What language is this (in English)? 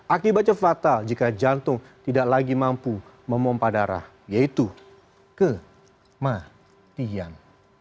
Indonesian